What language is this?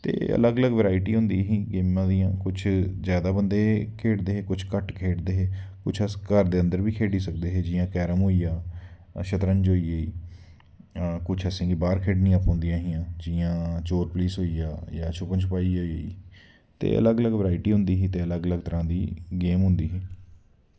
Dogri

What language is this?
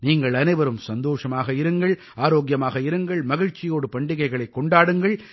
Tamil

